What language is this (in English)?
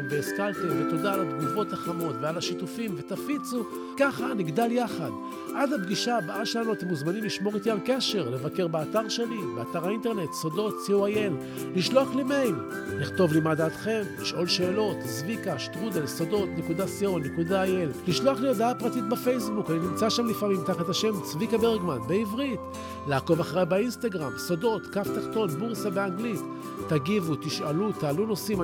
Hebrew